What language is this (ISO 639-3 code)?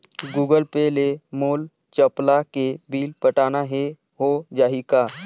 hne